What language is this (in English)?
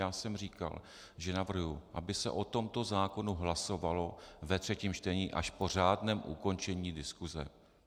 Czech